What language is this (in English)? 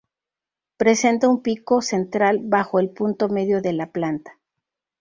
Spanish